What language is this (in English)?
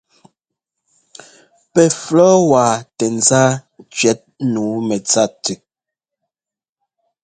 Ngomba